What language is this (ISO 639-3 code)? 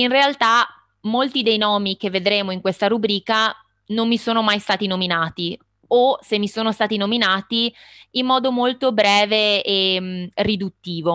ita